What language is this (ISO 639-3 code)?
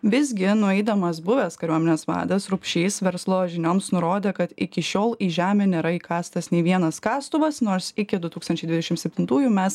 lit